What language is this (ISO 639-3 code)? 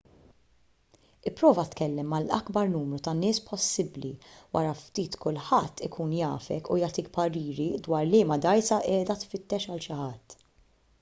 mlt